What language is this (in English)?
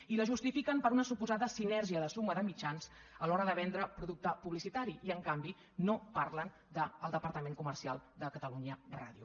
Catalan